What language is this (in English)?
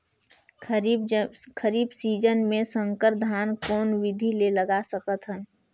Chhattisgarhi